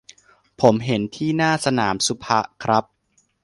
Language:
Thai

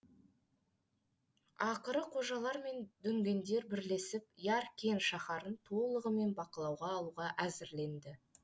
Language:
Kazakh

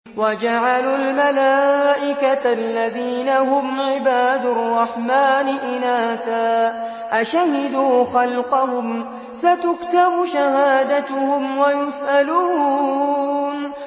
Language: Arabic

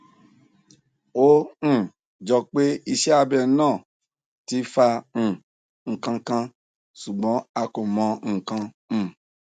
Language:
Yoruba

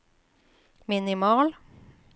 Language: Norwegian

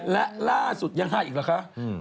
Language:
Thai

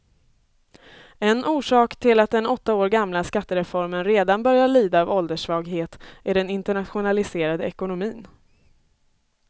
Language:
Swedish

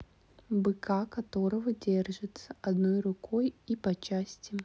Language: Russian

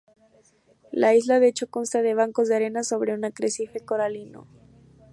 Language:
Spanish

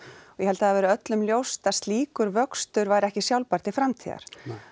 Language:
Icelandic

